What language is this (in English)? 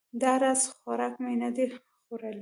Pashto